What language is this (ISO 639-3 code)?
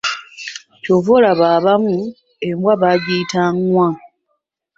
lug